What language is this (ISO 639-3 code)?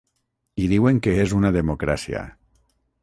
cat